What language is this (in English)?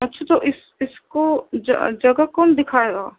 Urdu